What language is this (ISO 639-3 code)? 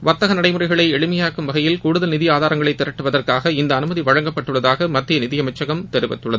tam